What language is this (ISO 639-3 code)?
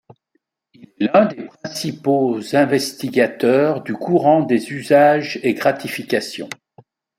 fra